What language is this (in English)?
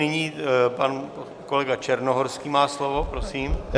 Czech